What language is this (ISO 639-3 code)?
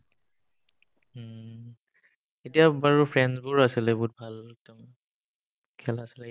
asm